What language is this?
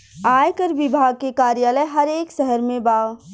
Bhojpuri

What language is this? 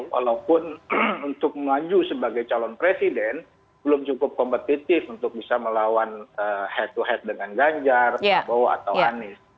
Indonesian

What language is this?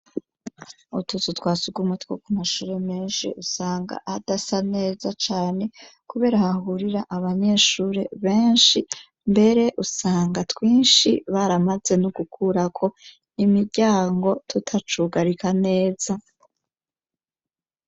Rundi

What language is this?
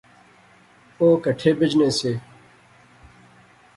Pahari-Potwari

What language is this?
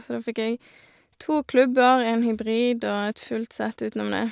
Norwegian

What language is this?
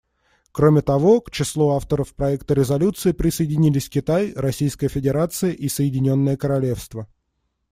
Russian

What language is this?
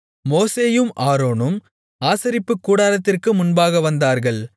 Tamil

